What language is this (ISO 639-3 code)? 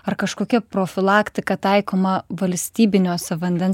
lit